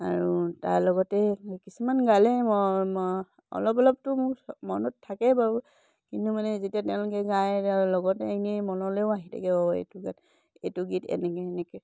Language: Assamese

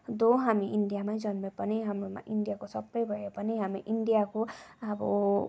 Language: Nepali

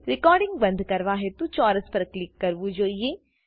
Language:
Gujarati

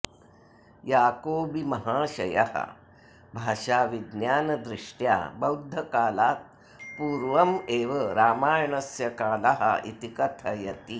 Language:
Sanskrit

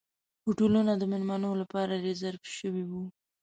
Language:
Pashto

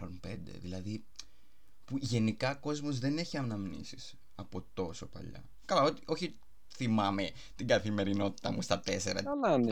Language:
Greek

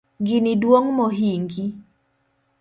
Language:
Luo (Kenya and Tanzania)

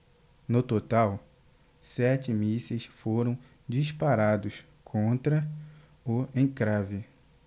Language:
Portuguese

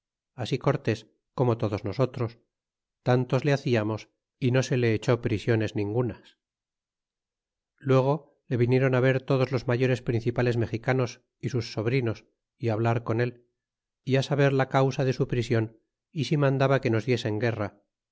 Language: Spanish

